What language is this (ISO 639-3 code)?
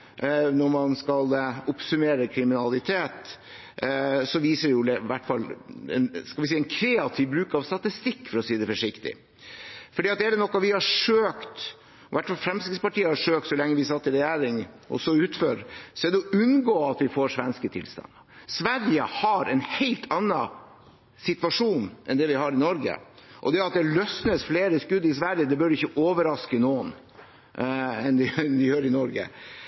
nob